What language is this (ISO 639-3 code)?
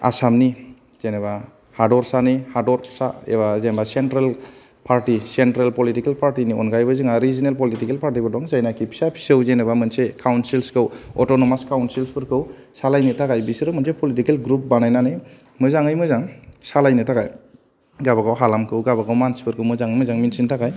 brx